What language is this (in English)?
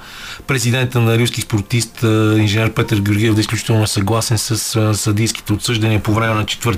Bulgarian